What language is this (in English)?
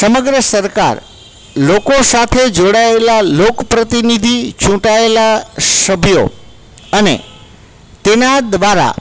Gujarati